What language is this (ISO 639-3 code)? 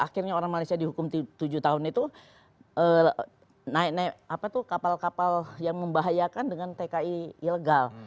ind